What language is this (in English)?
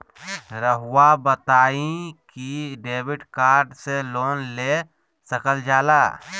Magahi